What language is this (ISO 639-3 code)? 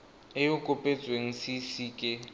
tsn